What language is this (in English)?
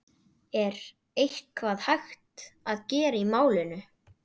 Icelandic